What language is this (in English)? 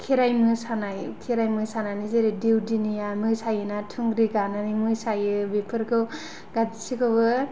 Bodo